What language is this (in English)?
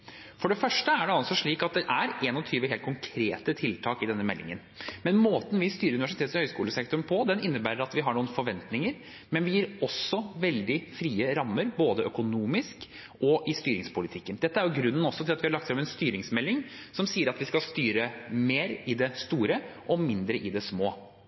Norwegian Bokmål